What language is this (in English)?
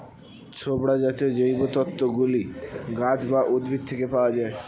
Bangla